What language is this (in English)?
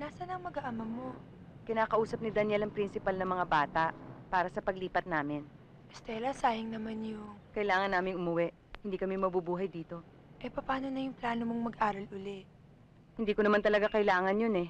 Filipino